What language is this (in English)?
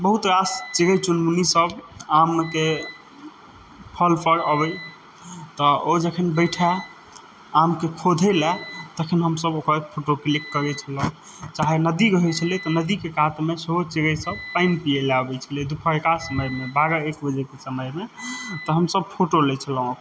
Maithili